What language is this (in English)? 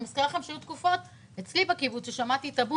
Hebrew